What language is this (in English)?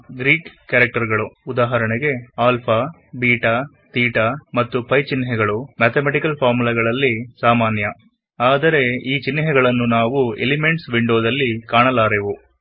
Kannada